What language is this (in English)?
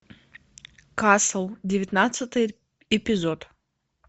Russian